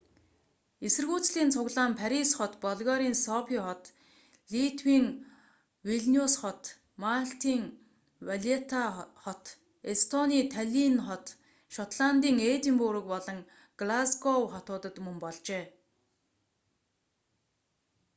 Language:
Mongolian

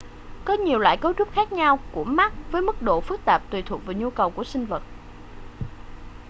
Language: Vietnamese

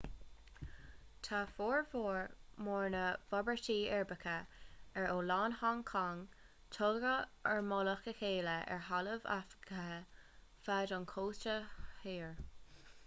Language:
Irish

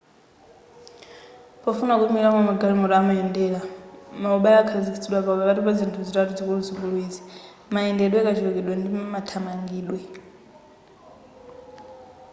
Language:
Nyanja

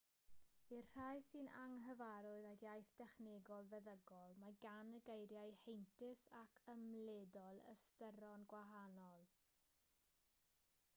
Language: Welsh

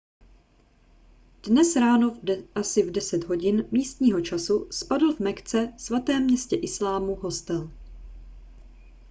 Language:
Czech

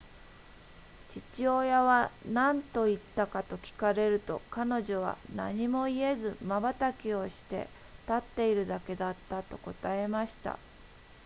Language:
Japanese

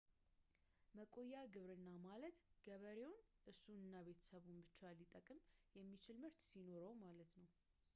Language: Amharic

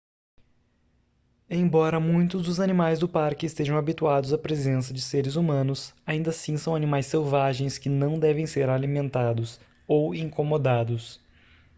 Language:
Portuguese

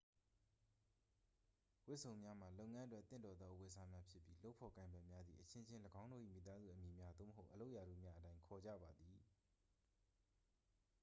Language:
Burmese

